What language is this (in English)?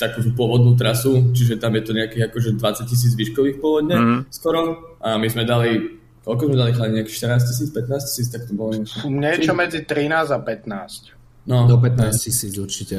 Slovak